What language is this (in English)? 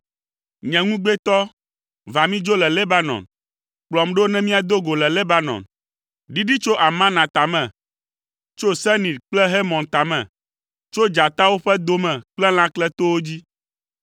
Ewe